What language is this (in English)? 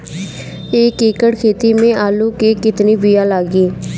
Bhojpuri